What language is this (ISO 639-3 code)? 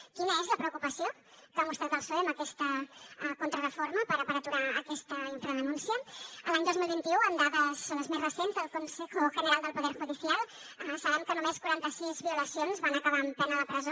cat